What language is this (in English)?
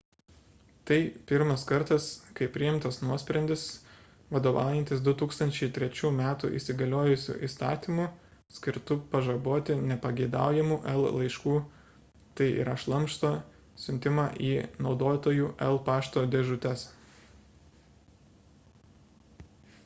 Lithuanian